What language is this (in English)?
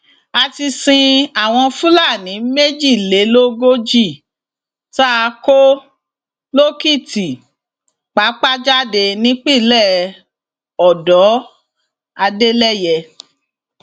Yoruba